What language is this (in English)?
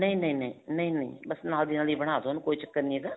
Punjabi